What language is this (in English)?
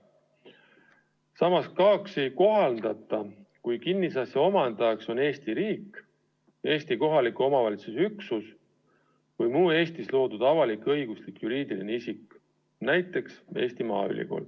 Estonian